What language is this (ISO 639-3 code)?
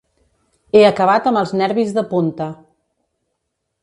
cat